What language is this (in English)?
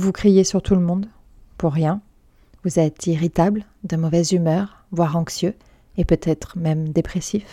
French